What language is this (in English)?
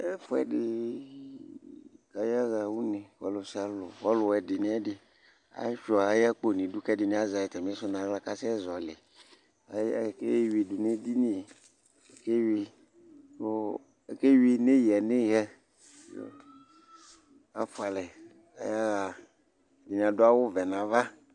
Ikposo